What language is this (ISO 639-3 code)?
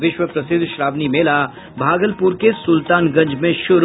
hin